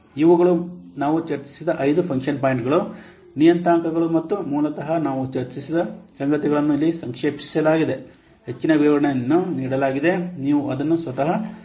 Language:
Kannada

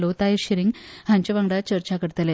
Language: Konkani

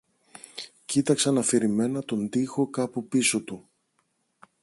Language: Greek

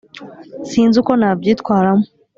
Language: Kinyarwanda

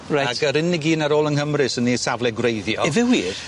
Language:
Welsh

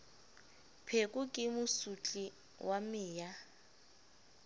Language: Southern Sotho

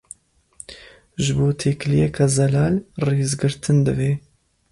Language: Kurdish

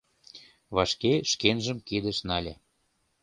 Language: Mari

